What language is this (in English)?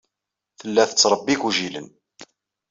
Kabyle